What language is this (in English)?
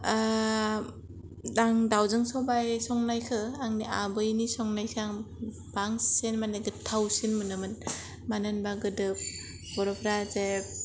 Bodo